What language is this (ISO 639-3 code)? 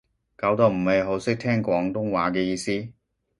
yue